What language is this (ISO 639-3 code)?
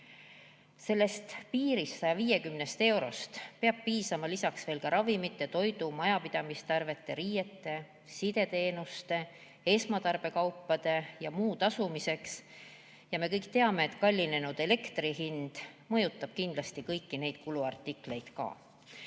est